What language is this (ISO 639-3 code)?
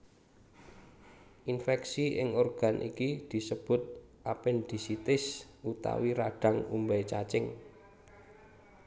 jav